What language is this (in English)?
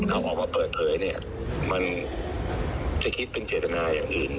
Thai